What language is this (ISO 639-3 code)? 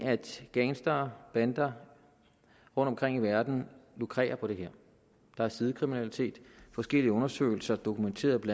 dan